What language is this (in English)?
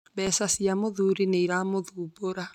Kikuyu